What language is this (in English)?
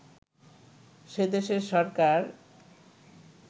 Bangla